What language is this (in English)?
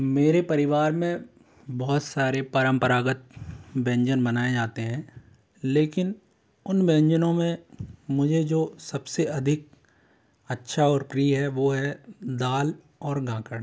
Hindi